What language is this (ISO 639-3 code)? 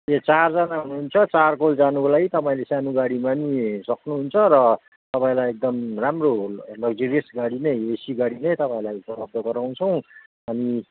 nep